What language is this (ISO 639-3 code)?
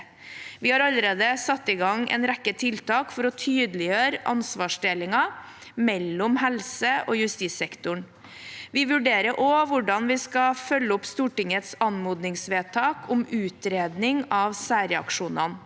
nor